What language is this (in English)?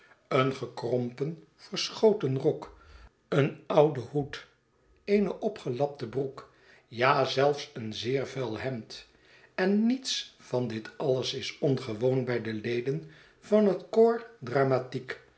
Dutch